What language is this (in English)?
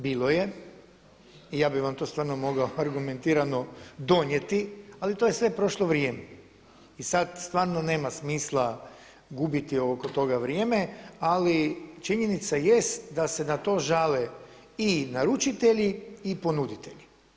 Croatian